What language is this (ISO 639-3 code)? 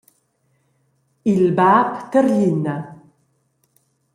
roh